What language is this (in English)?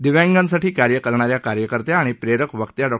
Marathi